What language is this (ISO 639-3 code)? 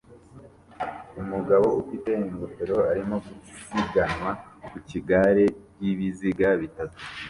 kin